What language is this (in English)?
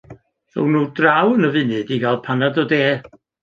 Welsh